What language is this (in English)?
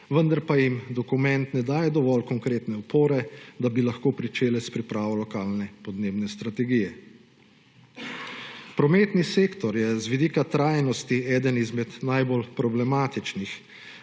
Slovenian